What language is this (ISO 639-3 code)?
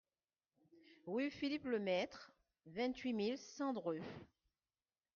fra